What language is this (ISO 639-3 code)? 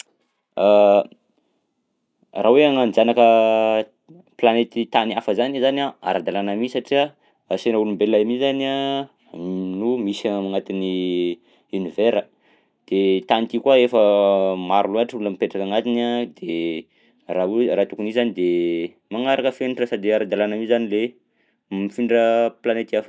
bzc